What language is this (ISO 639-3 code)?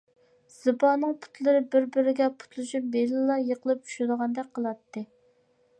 uig